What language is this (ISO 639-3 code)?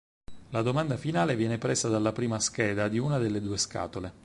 ita